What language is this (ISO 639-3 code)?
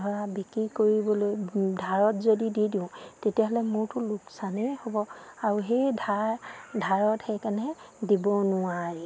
asm